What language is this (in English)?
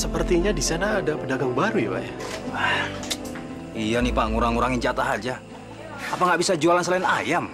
Indonesian